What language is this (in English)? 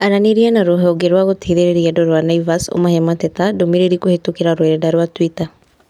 Kikuyu